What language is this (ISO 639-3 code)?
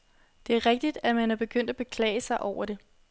dan